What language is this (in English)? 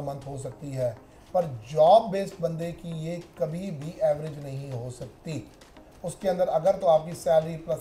Hindi